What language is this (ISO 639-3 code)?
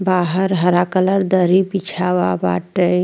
bho